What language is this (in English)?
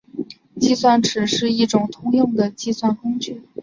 Chinese